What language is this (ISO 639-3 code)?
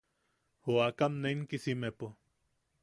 yaq